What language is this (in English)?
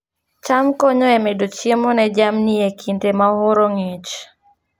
Luo (Kenya and Tanzania)